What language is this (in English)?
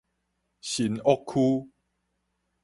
Min Nan Chinese